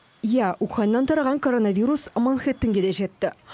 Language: Kazakh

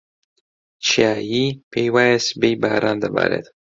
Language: Central Kurdish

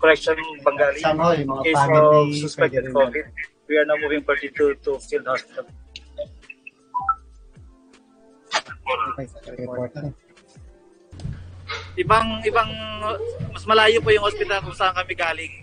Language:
Filipino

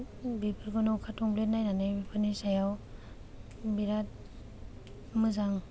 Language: Bodo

